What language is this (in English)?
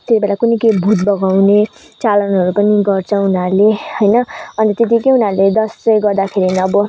Nepali